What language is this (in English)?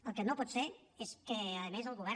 Catalan